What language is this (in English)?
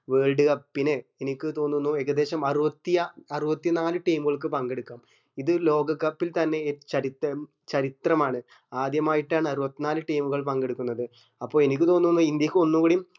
Malayalam